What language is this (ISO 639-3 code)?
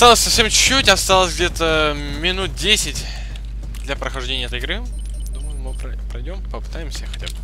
rus